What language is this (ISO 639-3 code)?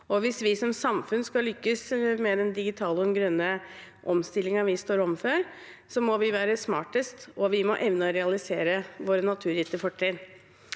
nor